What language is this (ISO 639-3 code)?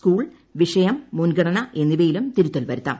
mal